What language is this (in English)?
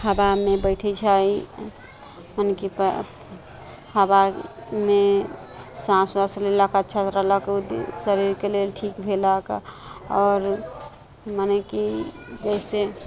Maithili